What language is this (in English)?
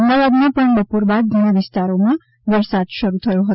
Gujarati